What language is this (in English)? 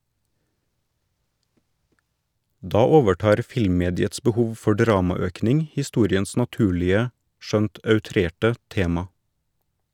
Norwegian